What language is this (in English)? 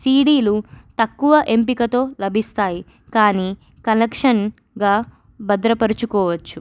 Telugu